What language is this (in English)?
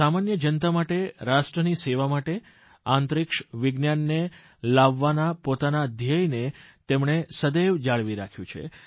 Gujarati